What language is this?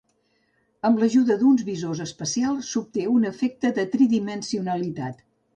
Catalan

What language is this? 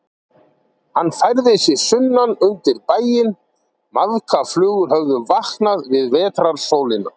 Icelandic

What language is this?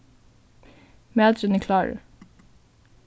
Faroese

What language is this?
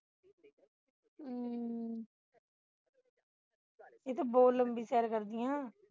Punjabi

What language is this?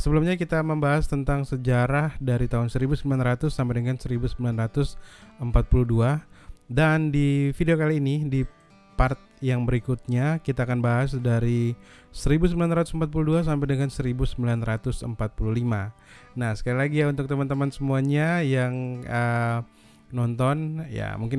Indonesian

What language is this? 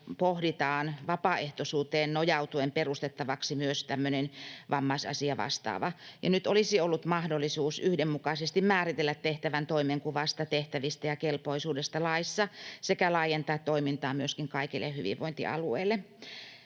Finnish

